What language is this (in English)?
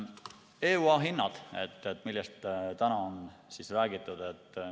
Estonian